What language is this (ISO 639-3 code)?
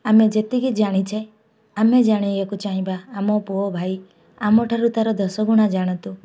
ori